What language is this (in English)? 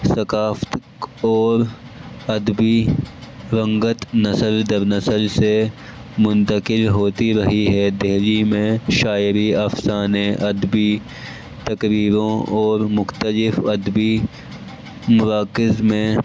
Urdu